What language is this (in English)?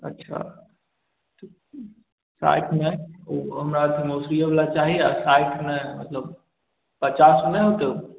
Maithili